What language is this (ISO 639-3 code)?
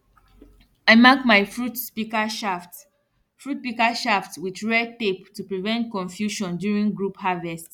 pcm